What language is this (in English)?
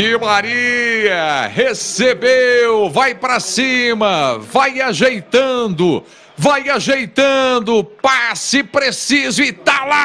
Portuguese